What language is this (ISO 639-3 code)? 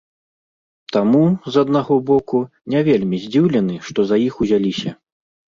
bel